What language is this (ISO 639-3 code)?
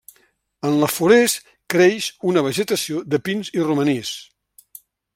cat